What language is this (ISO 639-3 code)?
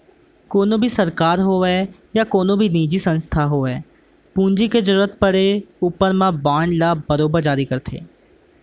hne